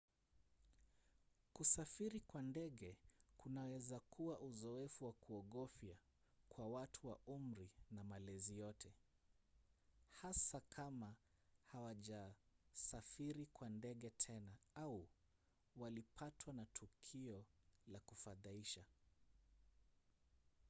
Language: Swahili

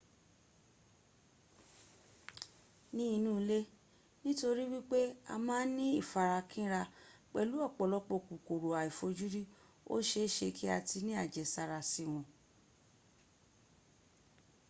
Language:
Yoruba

